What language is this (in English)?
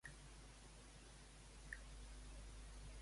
Catalan